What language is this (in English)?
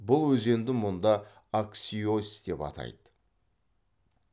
Kazakh